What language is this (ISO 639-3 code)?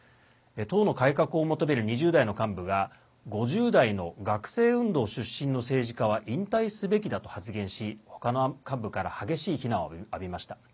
jpn